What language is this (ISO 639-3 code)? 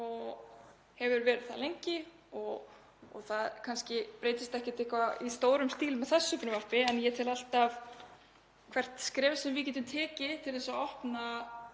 isl